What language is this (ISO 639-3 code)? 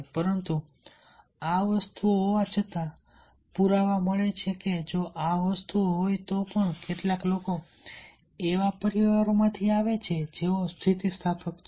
guj